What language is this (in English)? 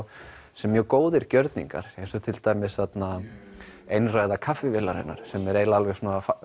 Icelandic